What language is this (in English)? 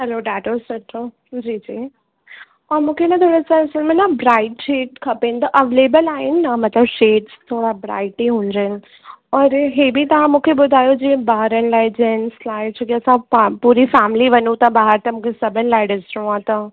Sindhi